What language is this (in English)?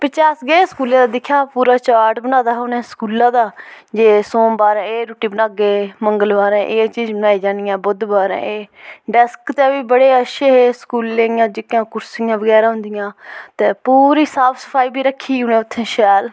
Dogri